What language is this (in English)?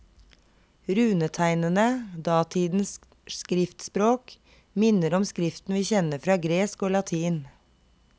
Norwegian